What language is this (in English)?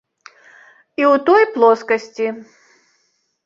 Belarusian